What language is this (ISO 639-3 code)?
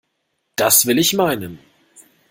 deu